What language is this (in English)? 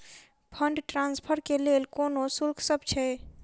Maithili